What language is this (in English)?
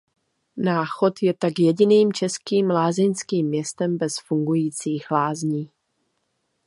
Czech